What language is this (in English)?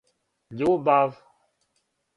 Serbian